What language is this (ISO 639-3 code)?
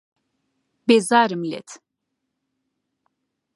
ckb